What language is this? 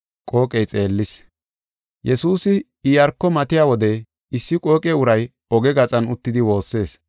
Gofa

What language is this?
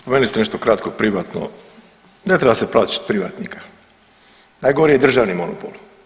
Croatian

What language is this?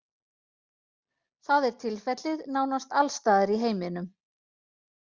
Icelandic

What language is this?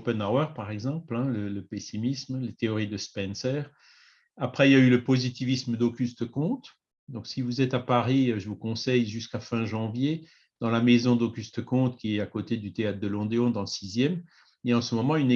French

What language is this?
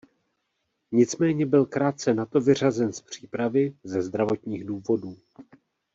Czech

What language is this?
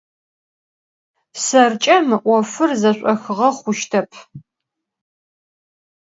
Adyghe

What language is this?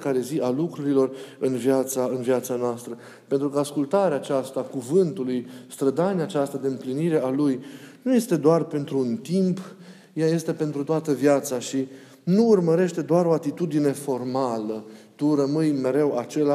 Romanian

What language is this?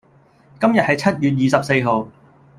Cantonese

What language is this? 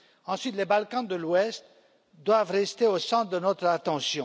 French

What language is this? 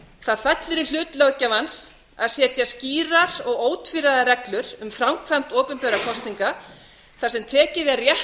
Icelandic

